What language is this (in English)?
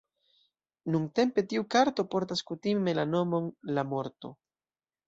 Esperanto